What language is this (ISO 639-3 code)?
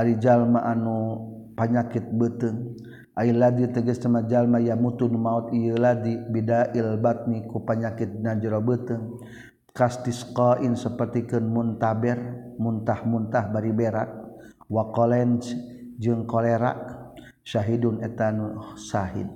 msa